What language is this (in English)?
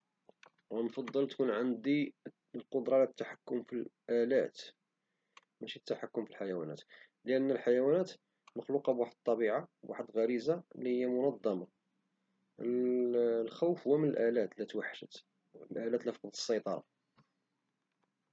Moroccan Arabic